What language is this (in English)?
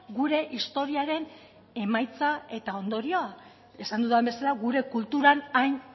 Basque